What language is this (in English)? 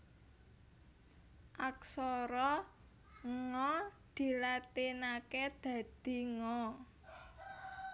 Javanese